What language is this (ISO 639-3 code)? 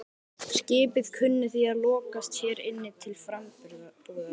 isl